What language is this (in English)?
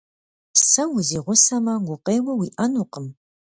Kabardian